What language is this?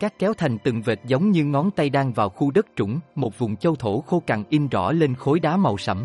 Vietnamese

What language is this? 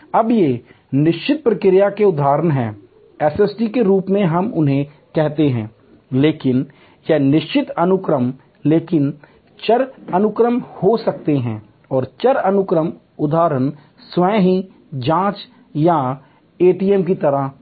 Hindi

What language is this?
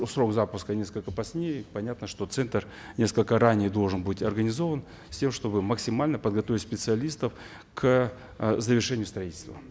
Kazakh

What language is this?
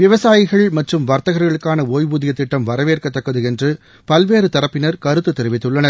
Tamil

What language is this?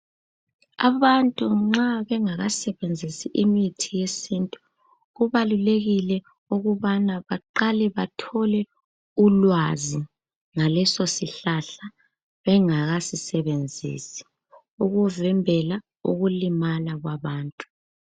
North Ndebele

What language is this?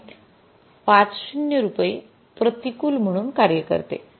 Marathi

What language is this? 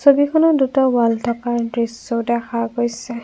Assamese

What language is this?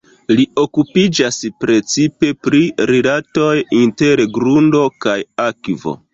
Esperanto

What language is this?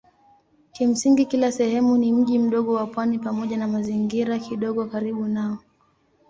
Swahili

